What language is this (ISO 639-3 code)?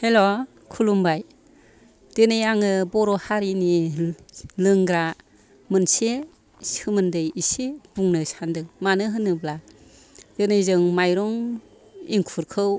brx